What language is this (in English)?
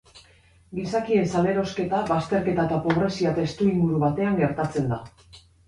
Basque